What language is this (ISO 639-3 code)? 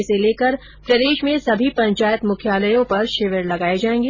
hin